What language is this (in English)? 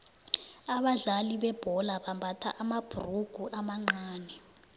South Ndebele